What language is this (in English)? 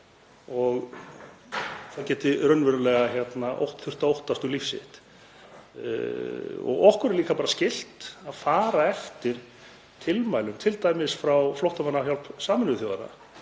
Icelandic